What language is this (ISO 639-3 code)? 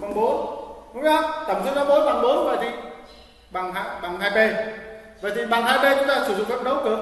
vie